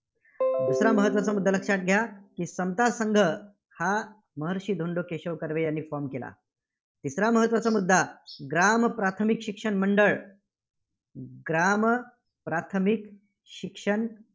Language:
Marathi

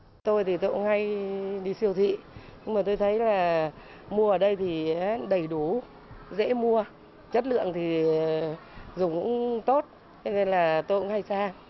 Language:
Vietnamese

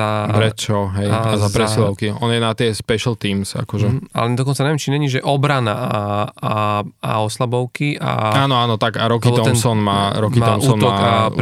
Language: Slovak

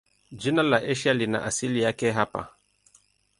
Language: Swahili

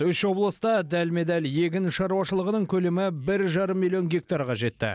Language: Kazakh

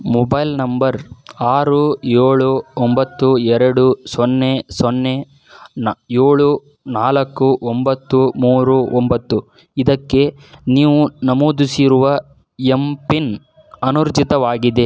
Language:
Kannada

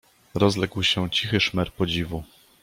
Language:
Polish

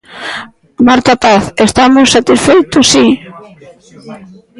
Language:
Galician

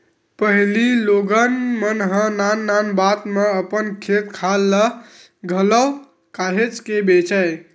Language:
Chhattisgarhi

